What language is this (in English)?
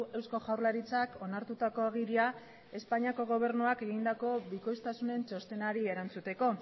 Basque